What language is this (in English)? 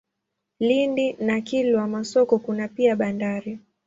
Swahili